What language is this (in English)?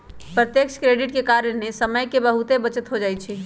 Magahi